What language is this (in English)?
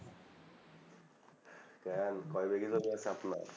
Bangla